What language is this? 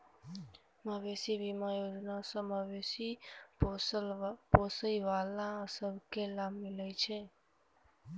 Maithili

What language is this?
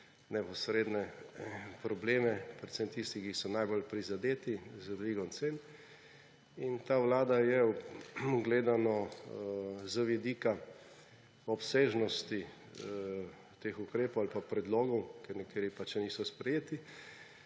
Slovenian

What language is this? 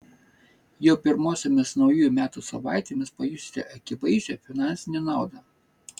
Lithuanian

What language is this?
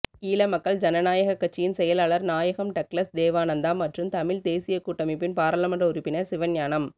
Tamil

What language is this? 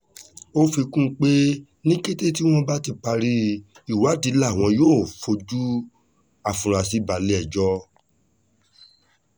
Yoruba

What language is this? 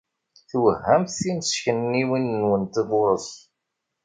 Kabyle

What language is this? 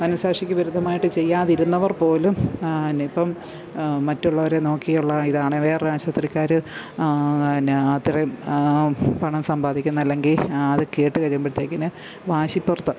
Malayalam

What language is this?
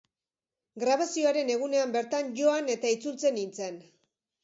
Basque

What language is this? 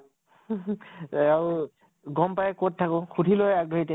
Assamese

